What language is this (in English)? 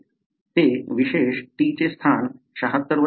Marathi